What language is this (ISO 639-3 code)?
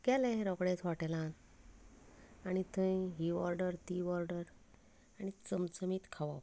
kok